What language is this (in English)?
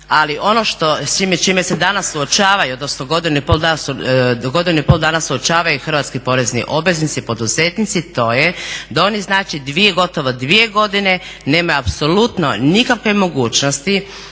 Croatian